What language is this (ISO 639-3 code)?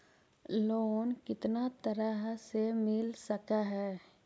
mag